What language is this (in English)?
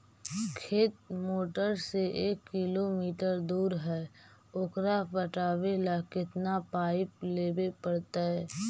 Magahi